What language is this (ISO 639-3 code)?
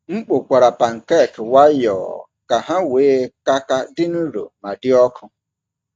ibo